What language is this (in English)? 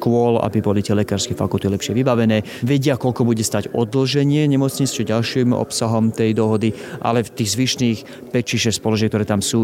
Slovak